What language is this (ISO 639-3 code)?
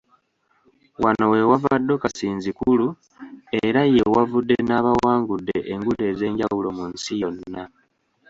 lug